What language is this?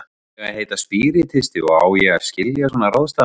Icelandic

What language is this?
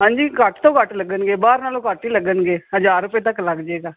Punjabi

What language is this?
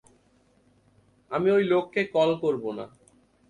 Bangla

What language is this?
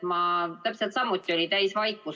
Estonian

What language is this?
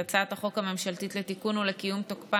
Hebrew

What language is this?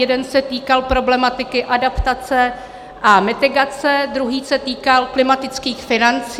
Czech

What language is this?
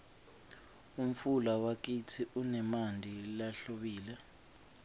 Swati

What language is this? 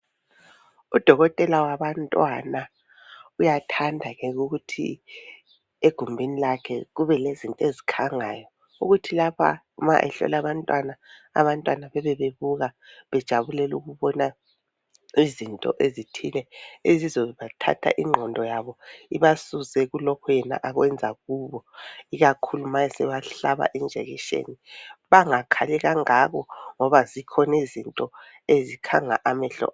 North Ndebele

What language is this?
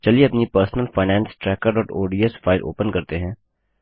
Hindi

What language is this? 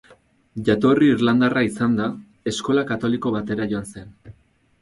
Basque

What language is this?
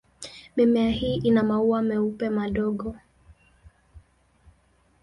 Swahili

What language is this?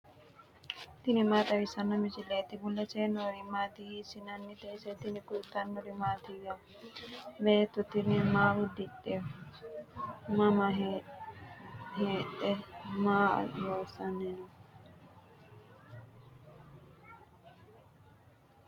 Sidamo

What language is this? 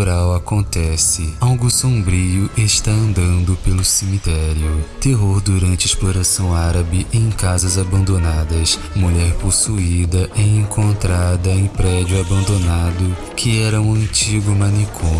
Portuguese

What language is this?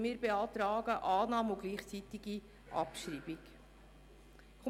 Swiss German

